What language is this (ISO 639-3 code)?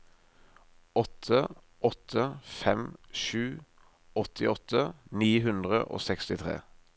nor